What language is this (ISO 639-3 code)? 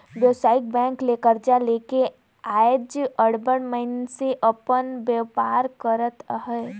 hne